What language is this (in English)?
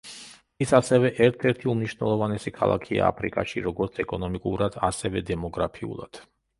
Georgian